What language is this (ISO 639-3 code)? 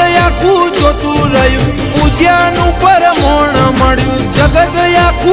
hin